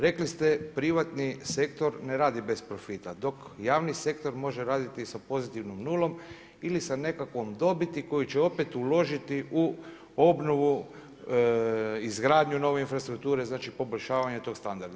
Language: Croatian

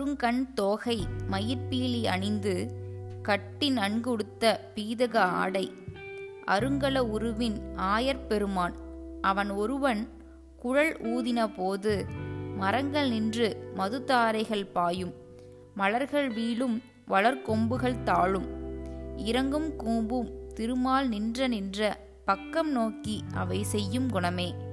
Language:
Tamil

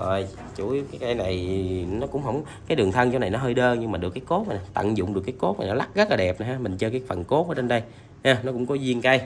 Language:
Vietnamese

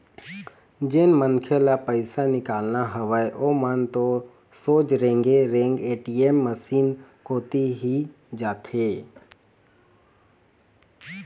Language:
Chhattisgarhi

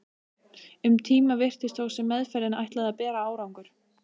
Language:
Icelandic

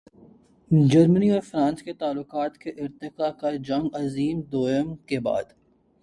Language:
Urdu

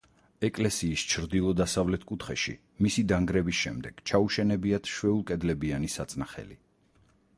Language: Georgian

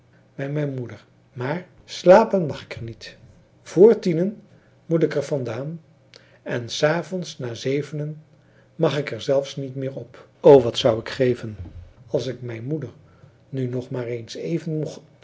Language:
Dutch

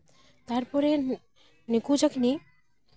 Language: Santali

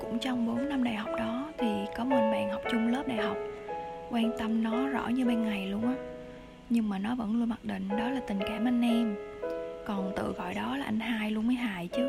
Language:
Vietnamese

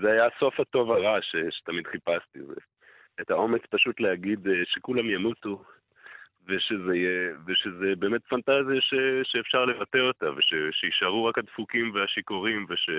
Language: Hebrew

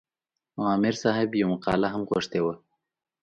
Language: Pashto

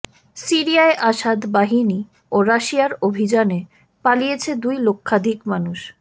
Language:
Bangla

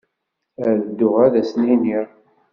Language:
Kabyle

